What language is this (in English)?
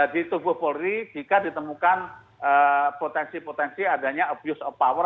Indonesian